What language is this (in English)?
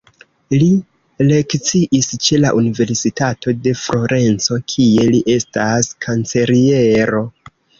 Esperanto